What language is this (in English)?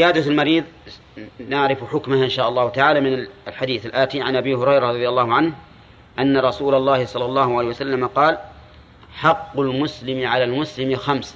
Arabic